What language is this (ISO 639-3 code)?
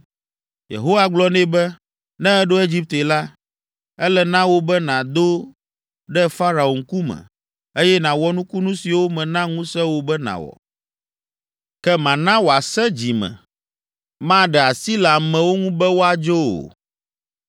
ewe